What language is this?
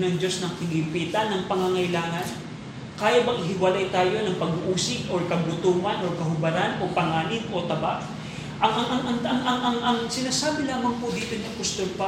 Filipino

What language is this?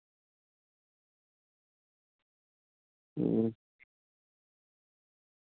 Telugu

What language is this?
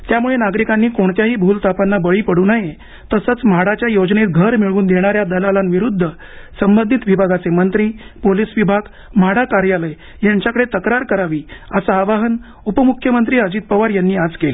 Marathi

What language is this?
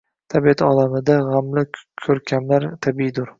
Uzbek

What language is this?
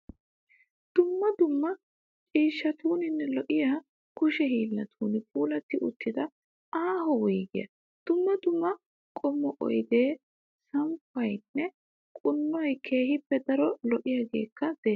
Wolaytta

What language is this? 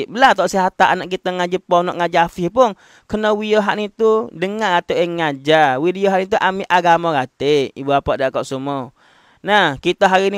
Malay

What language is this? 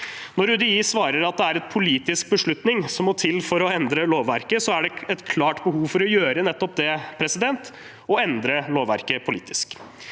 Norwegian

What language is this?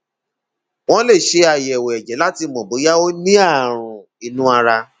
Yoruba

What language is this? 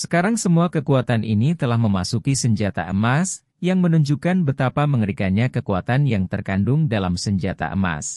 Indonesian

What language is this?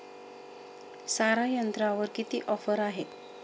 Marathi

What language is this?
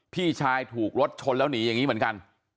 Thai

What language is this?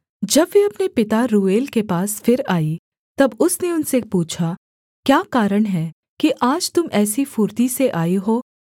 Hindi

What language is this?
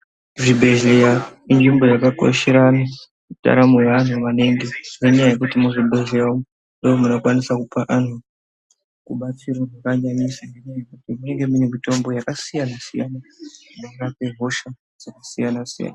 Ndau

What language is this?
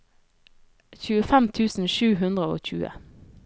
Norwegian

